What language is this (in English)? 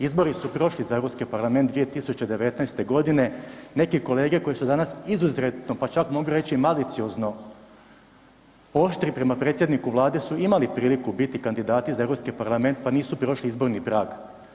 Croatian